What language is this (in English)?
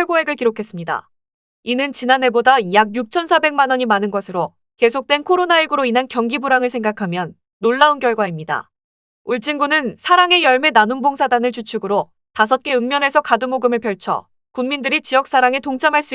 Korean